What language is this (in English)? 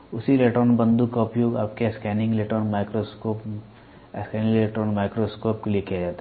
Hindi